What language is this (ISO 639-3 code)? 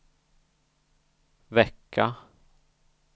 swe